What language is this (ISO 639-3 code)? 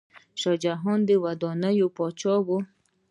pus